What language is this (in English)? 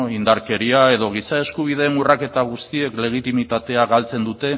Basque